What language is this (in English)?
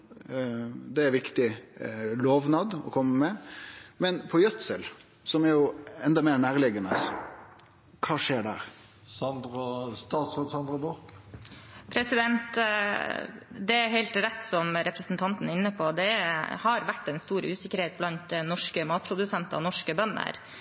Norwegian